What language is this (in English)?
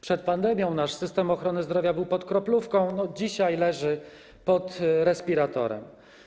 Polish